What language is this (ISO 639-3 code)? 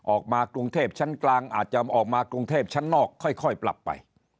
tha